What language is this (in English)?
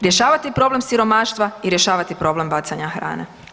Croatian